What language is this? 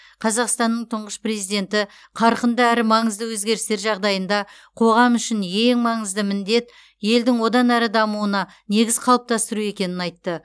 Kazakh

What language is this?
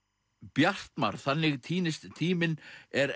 Icelandic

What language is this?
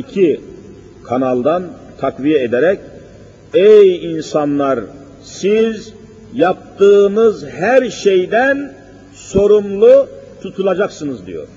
Turkish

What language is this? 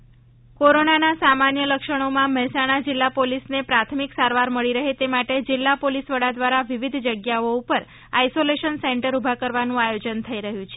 Gujarati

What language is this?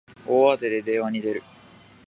Japanese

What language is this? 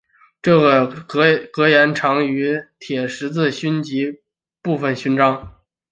Chinese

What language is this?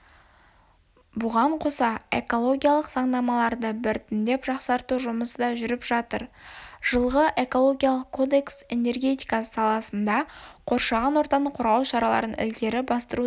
Kazakh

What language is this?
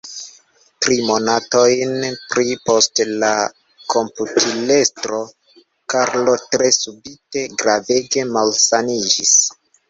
Esperanto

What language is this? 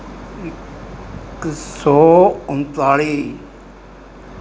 Punjabi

